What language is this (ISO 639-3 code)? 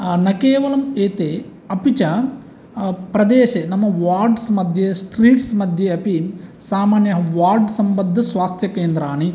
san